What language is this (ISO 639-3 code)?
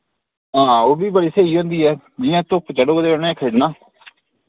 doi